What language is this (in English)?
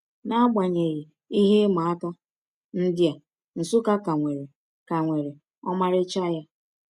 Igbo